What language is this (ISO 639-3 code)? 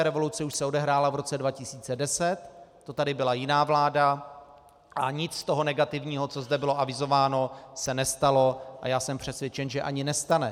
ces